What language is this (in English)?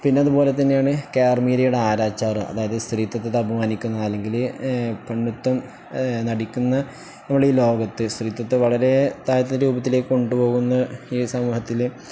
Malayalam